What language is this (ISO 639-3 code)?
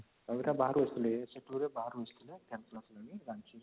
ori